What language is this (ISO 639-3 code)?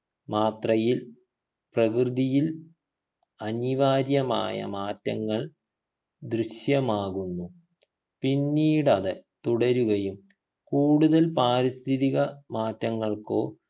mal